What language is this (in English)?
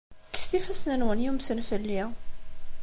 Kabyle